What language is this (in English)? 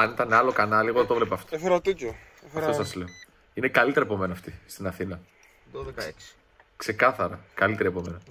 Greek